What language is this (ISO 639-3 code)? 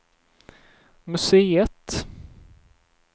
swe